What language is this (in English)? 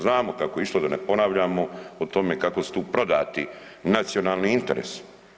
Croatian